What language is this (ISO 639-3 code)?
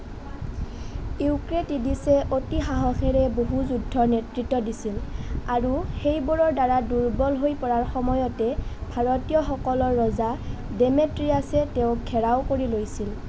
asm